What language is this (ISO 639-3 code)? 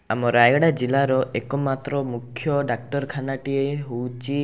ori